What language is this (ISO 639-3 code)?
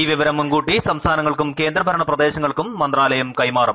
mal